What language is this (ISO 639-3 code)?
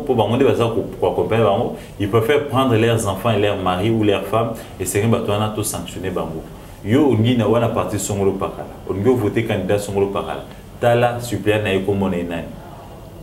fra